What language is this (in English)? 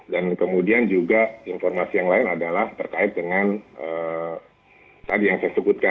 Indonesian